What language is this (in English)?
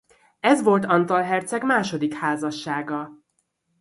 Hungarian